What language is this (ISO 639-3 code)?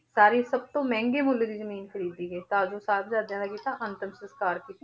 pan